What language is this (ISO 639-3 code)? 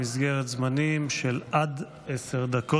heb